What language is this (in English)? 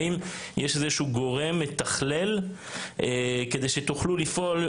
Hebrew